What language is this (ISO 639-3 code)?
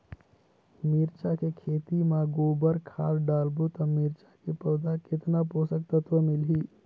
hne